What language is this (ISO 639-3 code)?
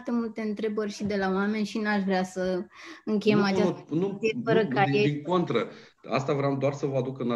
ron